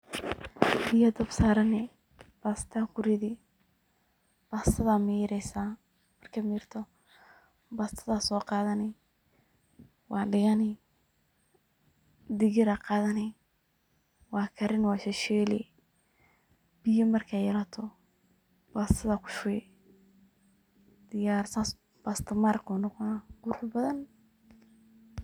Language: Somali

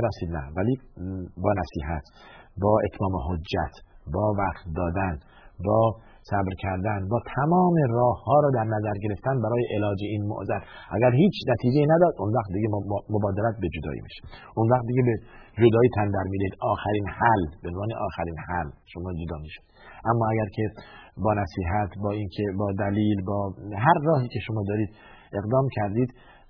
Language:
Persian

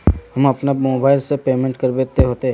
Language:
Magahi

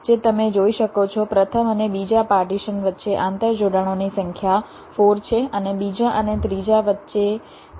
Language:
Gujarati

